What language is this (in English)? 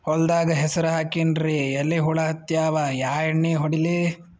Kannada